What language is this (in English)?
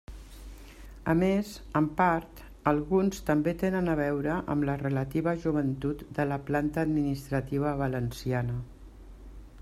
Catalan